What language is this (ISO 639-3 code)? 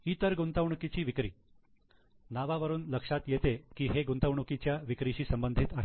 mar